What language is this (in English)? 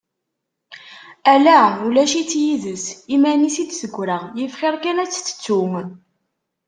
Kabyle